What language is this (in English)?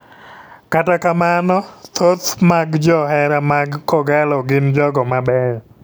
Luo (Kenya and Tanzania)